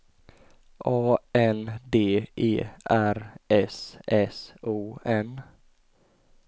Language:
Swedish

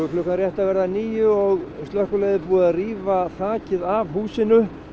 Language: Icelandic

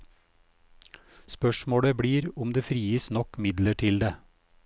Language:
Norwegian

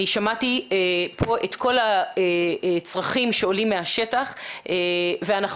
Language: Hebrew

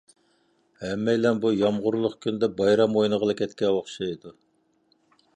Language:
Uyghur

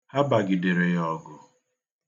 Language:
Igbo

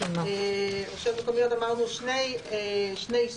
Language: Hebrew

